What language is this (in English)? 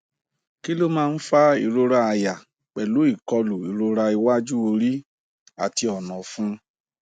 Yoruba